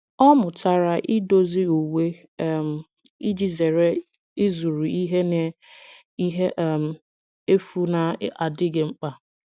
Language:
Igbo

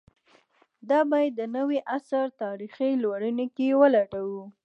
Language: Pashto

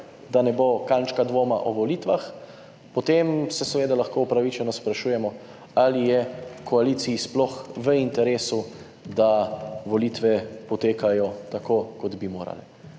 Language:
Slovenian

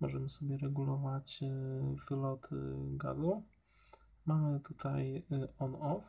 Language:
Polish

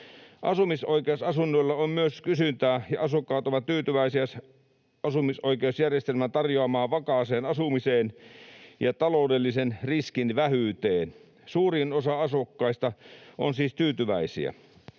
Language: Finnish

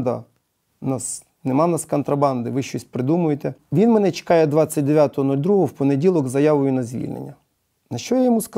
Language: Russian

